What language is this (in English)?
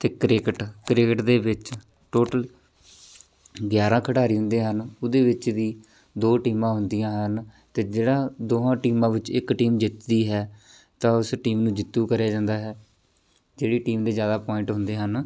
Punjabi